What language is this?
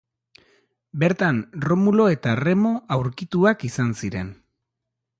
Basque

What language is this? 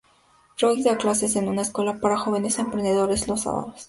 Spanish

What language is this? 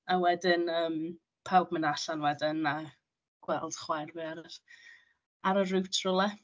Welsh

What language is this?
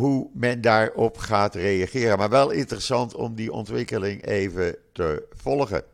Dutch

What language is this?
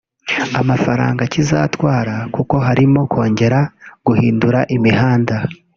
Kinyarwanda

